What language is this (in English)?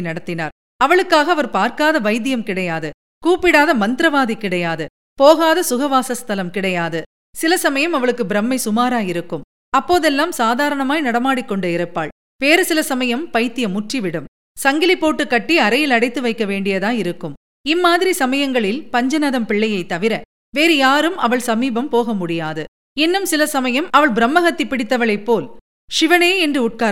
Tamil